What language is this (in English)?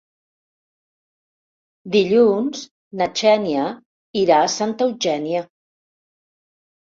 Catalan